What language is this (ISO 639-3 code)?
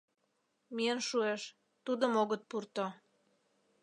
chm